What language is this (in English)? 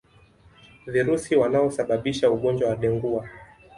Swahili